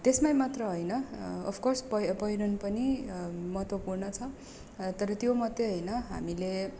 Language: Nepali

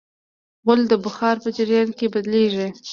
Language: Pashto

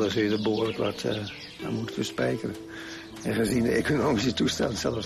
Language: Dutch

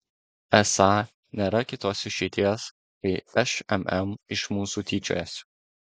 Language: Lithuanian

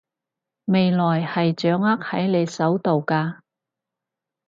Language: Cantonese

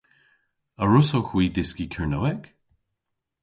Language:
Cornish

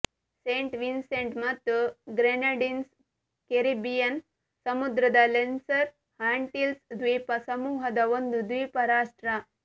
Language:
Kannada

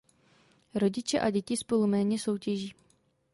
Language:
Czech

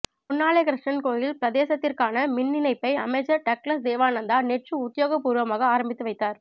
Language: Tamil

